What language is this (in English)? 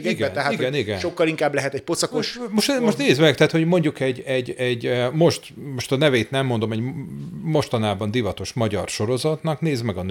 Hungarian